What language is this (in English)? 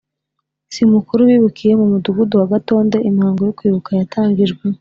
Kinyarwanda